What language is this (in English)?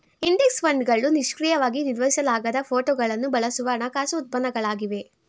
Kannada